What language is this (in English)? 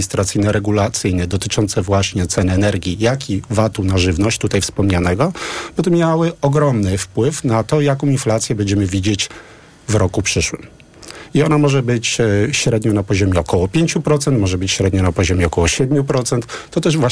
Polish